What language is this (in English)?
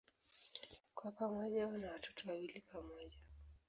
Swahili